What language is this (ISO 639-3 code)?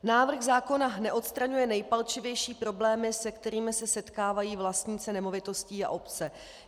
ces